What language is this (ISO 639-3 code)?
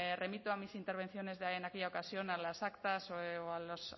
spa